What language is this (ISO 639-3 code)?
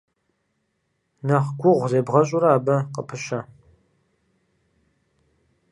kbd